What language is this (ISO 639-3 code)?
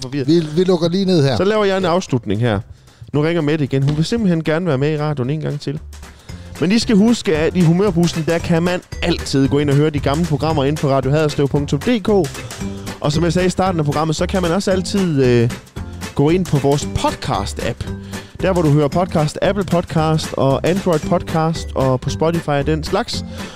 dan